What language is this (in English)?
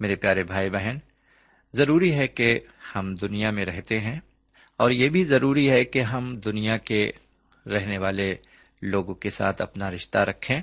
Urdu